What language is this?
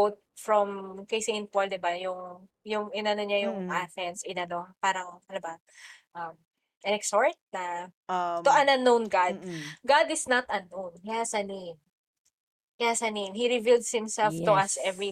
Filipino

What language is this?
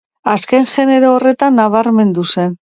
Basque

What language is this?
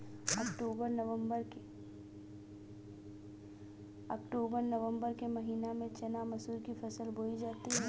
Hindi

